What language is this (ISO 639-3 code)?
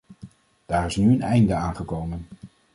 nld